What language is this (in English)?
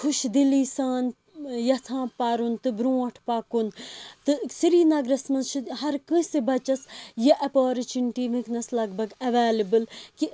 Kashmiri